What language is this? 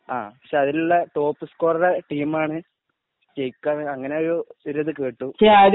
Malayalam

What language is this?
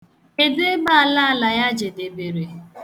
Igbo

